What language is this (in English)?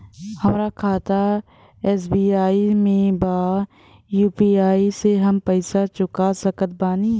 Bhojpuri